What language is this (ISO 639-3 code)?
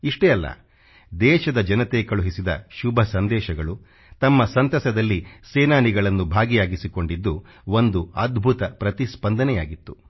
kan